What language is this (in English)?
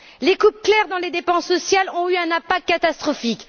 French